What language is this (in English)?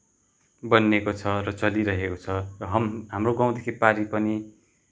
Nepali